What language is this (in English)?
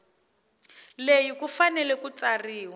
Tsonga